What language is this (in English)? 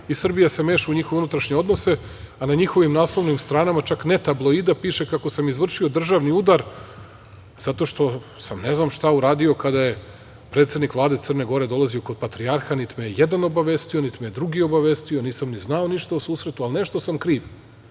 Serbian